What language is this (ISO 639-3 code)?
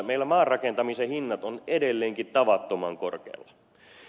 fin